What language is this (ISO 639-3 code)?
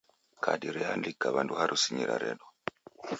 dav